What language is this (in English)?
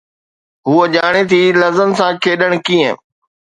Sindhi